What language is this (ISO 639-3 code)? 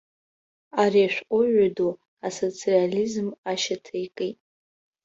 abk